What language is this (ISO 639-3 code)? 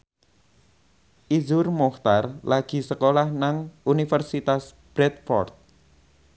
jav